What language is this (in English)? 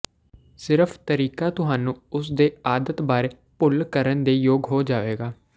Punjabi